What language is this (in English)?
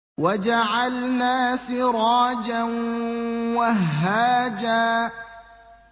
Arabic